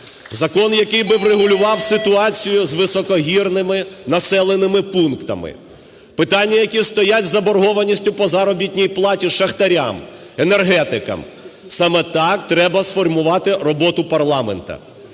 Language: Ukrainian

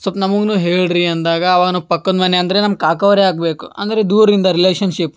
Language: Kannada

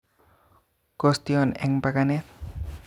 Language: Kalenjin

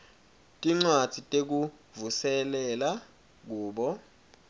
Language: Swati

